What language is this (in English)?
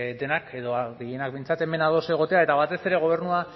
Basque